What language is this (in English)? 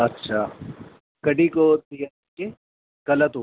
Sindhi